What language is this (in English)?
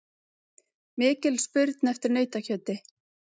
Icelandic